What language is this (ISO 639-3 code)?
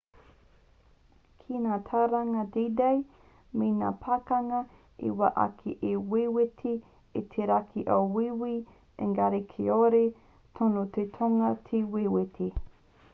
mri